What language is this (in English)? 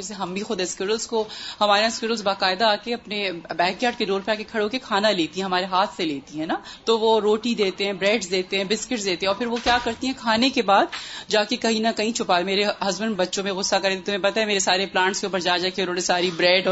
Urdu